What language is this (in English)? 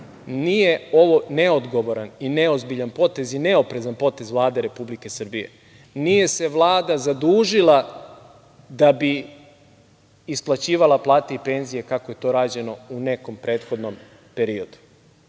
Serbian